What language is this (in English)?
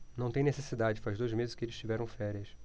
Portuguese